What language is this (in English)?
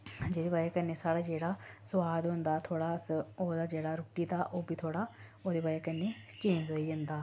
Dogri